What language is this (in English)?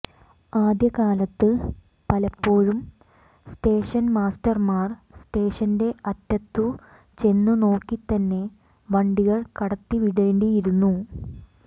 Malayalam